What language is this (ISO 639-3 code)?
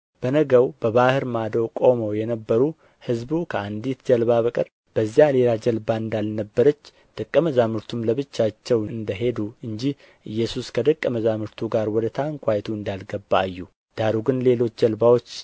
amh